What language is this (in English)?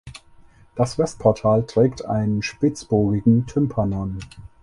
German